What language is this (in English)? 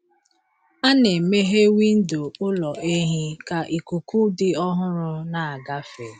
Igbo